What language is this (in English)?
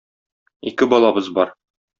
Tatar